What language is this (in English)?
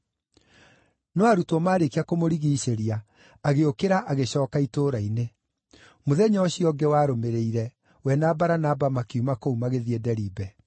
Kikuyu